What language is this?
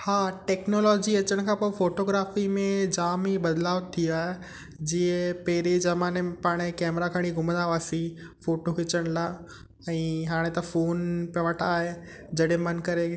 Sindhi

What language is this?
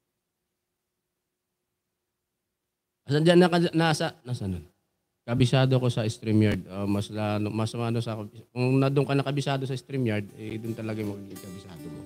Filipino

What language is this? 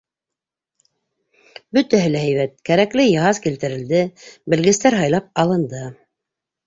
Bashkir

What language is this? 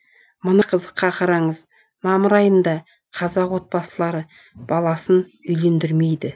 Kazakh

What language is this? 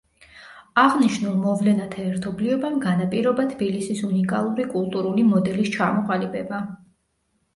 Georgian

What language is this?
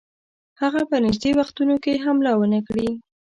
Pashto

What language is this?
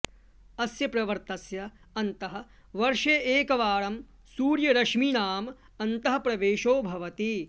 Sanskrit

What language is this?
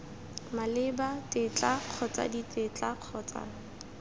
Tswana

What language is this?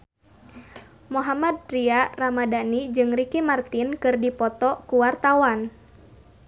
Sundanese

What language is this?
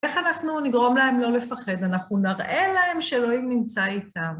Hebrew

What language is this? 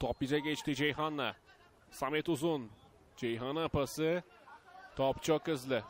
Turkish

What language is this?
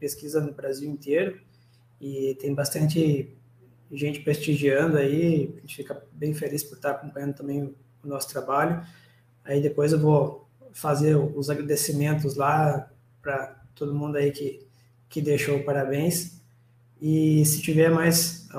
Portuguese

